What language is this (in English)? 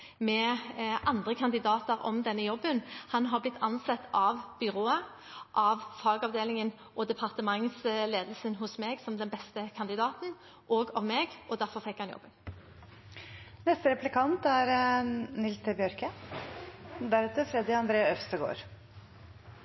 Norwegian